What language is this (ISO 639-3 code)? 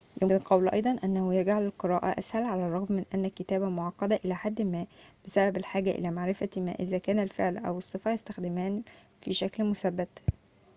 ara